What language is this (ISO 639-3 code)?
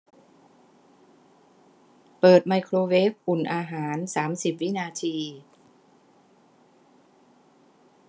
tha